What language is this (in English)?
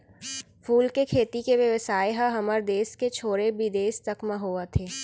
Chhattisgarhi